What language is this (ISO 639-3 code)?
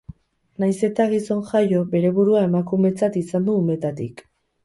eus